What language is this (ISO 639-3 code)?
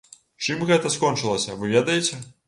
bel